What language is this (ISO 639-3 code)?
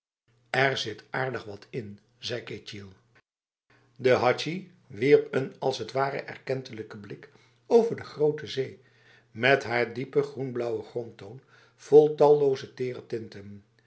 nld